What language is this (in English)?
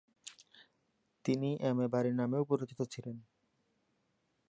Bangla